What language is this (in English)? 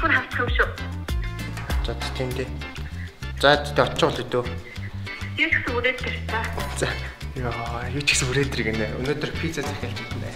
Turkish